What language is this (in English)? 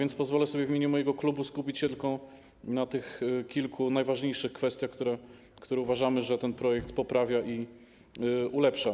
Polish